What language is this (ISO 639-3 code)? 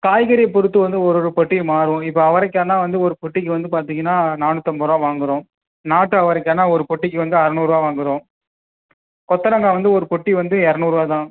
tam